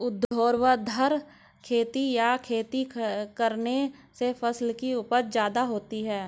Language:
Hindi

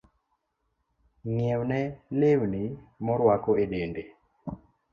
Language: Luo (Kenya and Tanzania)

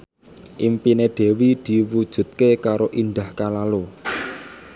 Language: Javanese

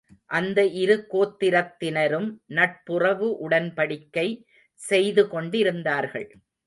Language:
Tamil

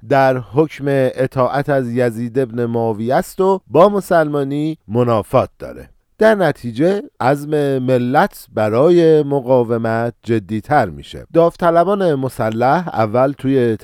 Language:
Persian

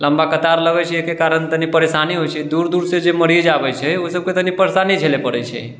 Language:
Maithili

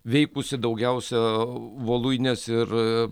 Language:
Lithuanian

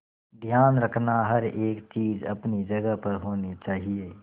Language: Hindi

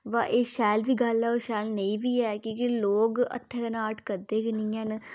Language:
Dogri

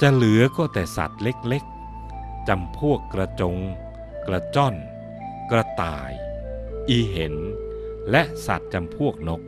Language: Thai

